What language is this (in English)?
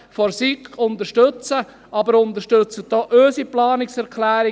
Swiss German